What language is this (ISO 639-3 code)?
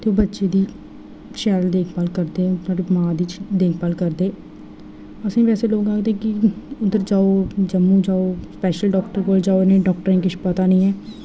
doi